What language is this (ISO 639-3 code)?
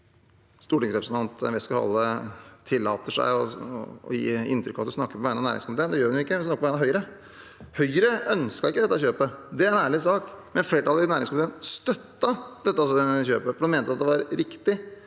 nor